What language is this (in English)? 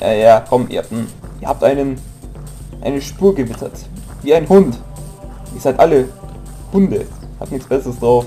German